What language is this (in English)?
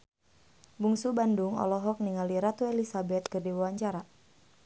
Sundanese